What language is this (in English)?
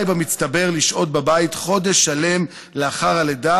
Hebrew